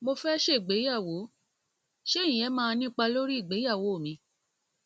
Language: Yoruba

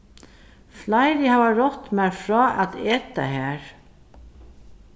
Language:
Faroese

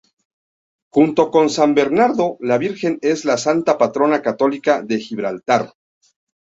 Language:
Spanish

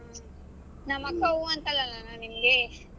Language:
Kannada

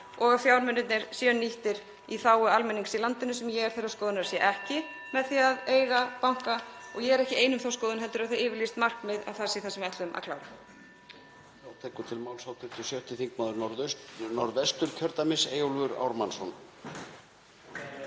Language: Icelandic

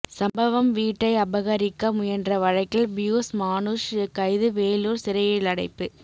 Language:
Tamil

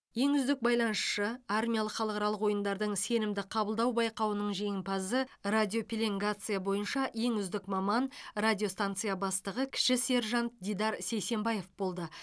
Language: Kazakh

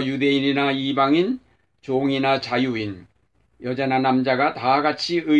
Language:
Korean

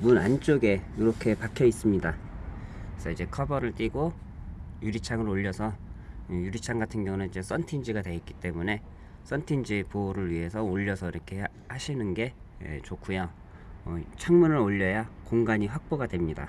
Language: Korean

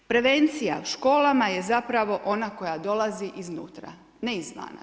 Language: Croatian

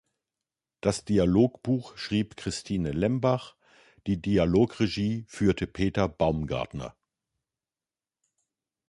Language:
German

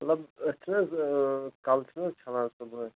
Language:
Kashmiri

